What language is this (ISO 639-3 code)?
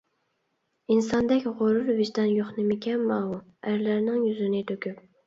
uig